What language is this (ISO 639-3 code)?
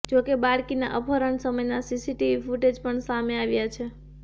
guj